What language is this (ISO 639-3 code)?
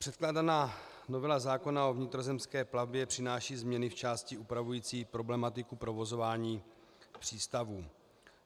ces